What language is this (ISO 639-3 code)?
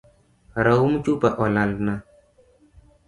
luo